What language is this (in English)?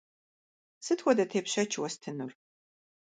Kabardian